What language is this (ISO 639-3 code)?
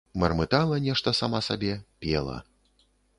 bel